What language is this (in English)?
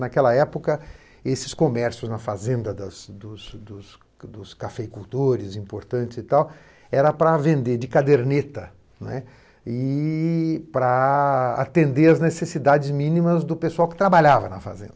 Portuguese